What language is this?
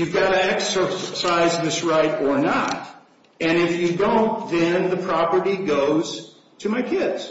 English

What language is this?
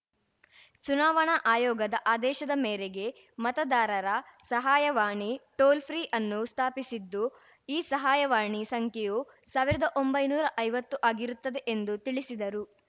Kannada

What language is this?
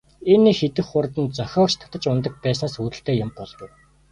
Mongolian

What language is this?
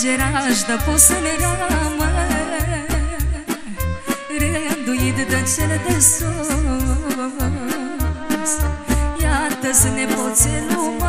Romanian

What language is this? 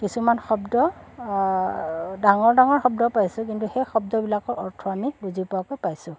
Assamese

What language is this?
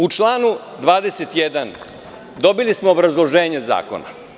Serbian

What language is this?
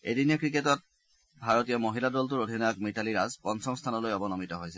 Assamese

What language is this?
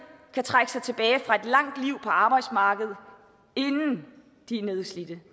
Danish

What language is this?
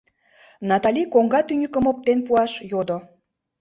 Mari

